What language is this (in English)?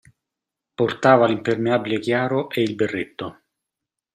Italian